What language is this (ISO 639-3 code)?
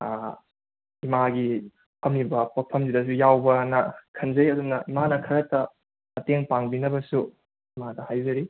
mni